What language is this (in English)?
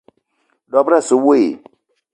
Eton (Cameroon)